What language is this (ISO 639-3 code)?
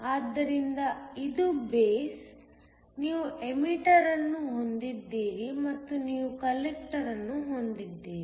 kan